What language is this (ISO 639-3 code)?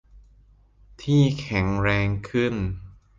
tha